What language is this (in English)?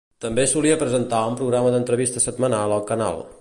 Catalan